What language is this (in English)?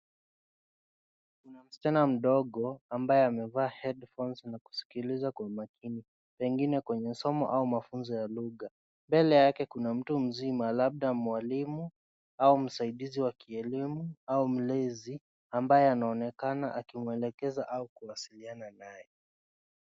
Swahili